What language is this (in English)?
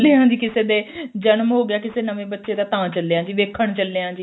Punjabi